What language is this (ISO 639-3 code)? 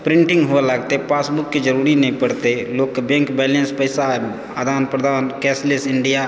mai